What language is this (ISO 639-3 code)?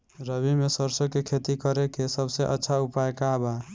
bho